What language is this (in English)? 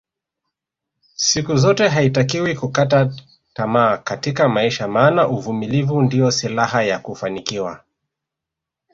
Swahili